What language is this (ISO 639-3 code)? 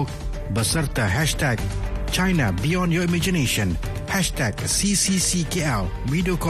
msa